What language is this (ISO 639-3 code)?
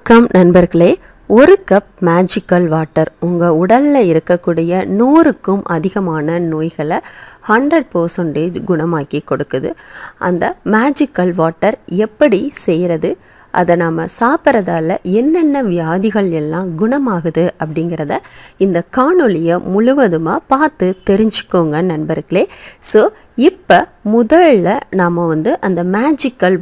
ara